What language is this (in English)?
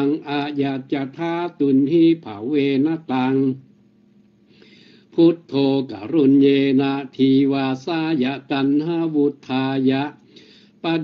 Vietnamese